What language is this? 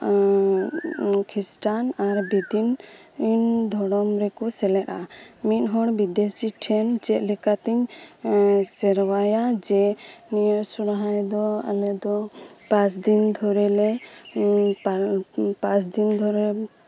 Santali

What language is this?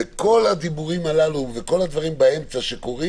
Hebrew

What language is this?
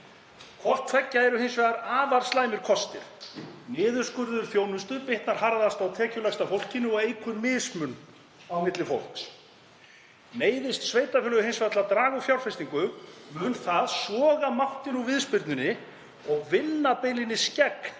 Icelandic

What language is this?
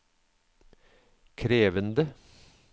Norwegian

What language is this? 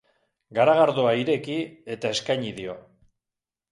Basque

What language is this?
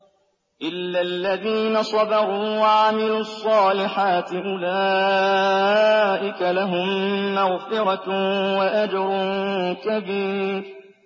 Arabic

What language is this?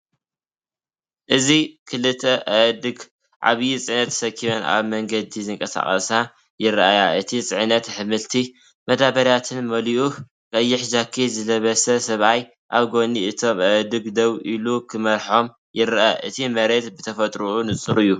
Tigrinya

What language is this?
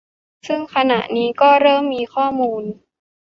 Thai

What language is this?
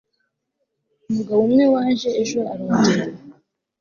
Kinyarwanda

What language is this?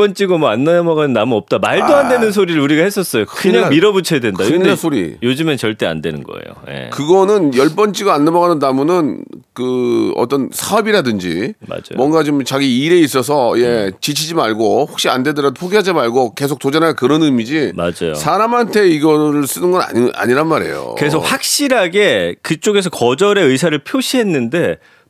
Korean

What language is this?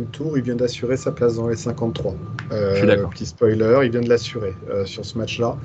French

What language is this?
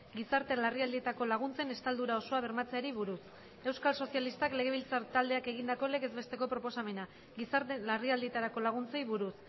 Basque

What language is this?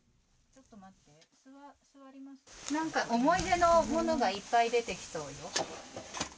Japanese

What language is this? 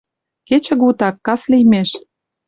Mari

